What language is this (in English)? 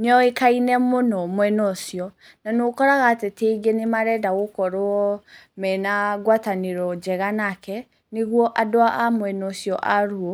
Kikuyu